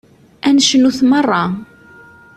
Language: Kabyle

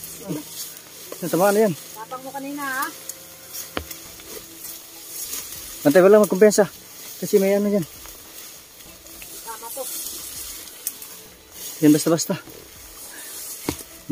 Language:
Indonesian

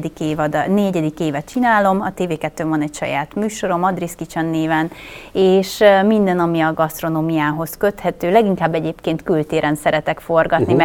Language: Hungarian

